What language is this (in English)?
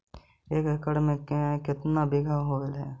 Magahi